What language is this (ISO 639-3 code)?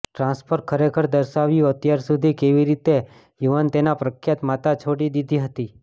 guj